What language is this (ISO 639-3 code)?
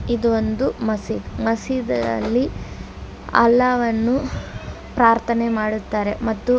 kan